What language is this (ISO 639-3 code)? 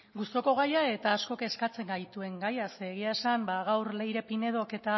eus